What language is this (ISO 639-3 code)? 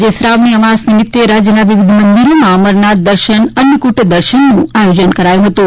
guj